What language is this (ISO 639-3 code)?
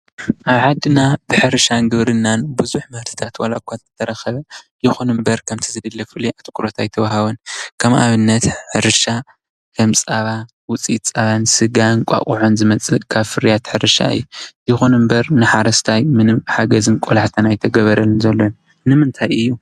tir